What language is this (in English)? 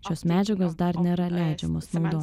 Lithuanian